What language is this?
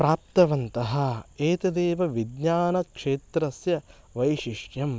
Sanskrit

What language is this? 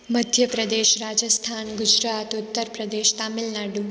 Sindhi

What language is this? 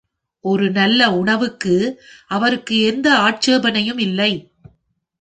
Tamil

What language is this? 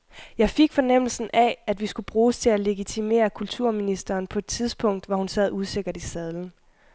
Danish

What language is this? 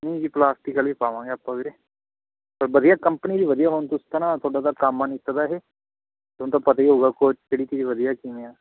Punjabi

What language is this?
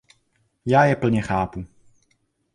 Czech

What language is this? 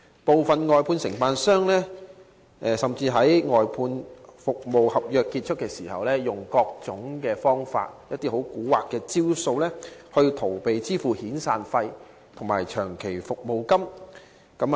Cantonese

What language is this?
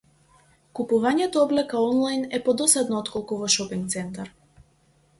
Macedonian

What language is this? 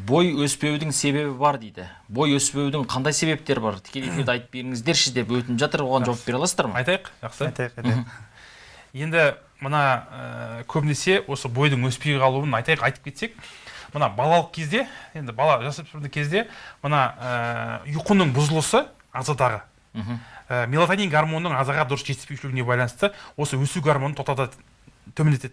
Turkish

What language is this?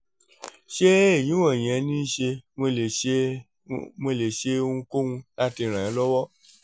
Yoruba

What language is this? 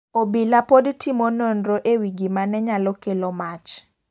Luo (Kenya and Tanzania)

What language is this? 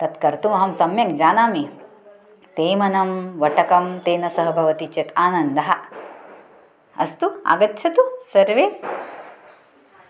Sanskrit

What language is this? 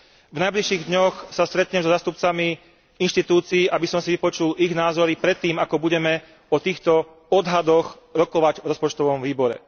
Slovak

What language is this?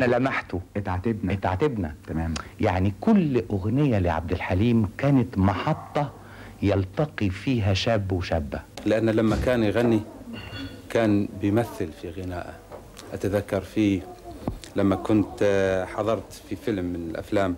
Arabic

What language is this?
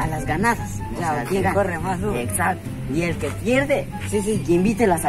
Spanish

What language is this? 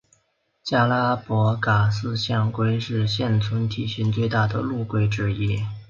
Chinese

